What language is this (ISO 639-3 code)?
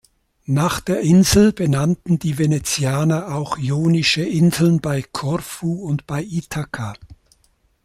deu